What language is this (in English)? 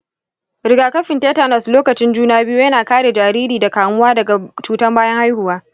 Hausa